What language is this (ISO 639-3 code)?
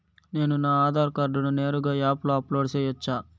tel